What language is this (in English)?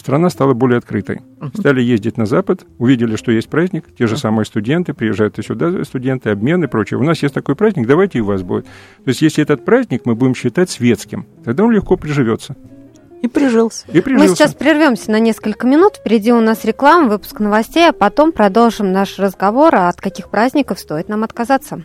Russian